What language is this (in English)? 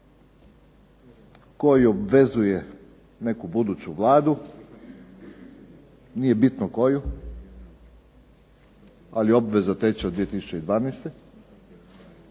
Croatian